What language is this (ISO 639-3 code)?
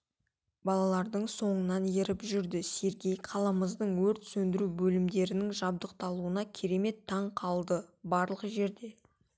kaz